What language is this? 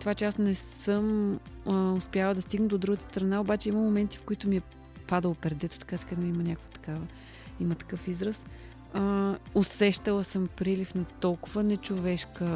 Bulgarian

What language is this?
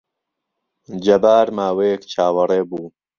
Central Kurdish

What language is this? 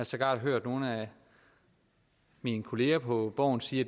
Danish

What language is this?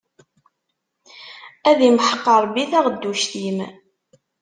Kabyle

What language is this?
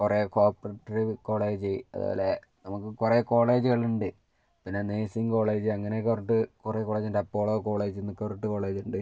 Malayalam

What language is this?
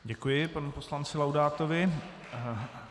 Czech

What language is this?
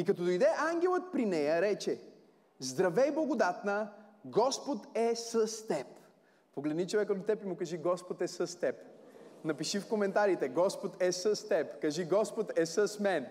Bulgarian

